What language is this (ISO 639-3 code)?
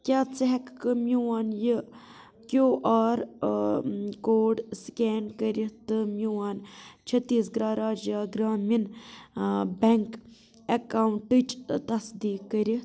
kas